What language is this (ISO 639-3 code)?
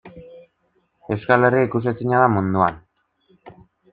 eus